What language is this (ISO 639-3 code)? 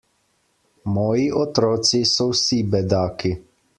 slv